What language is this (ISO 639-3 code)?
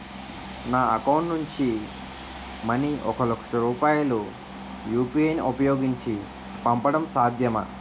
tel